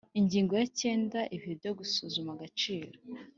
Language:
Kinyarwanda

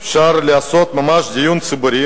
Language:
Hebrew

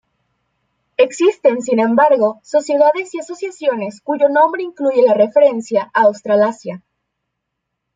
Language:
Spanish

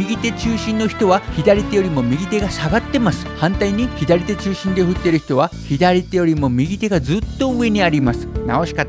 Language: Japanese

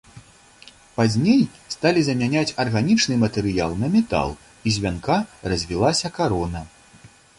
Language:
Belarusian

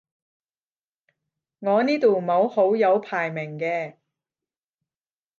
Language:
Cantonese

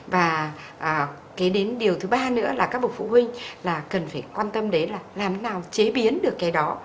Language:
Vietnamese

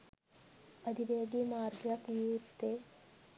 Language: Sinhala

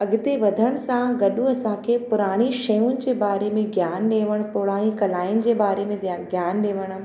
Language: Sindhi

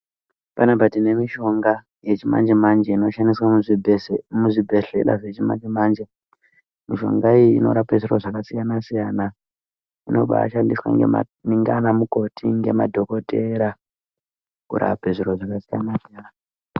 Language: Ndau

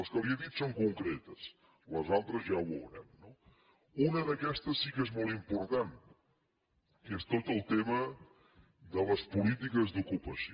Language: Catalan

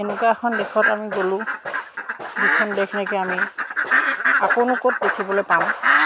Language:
Assamese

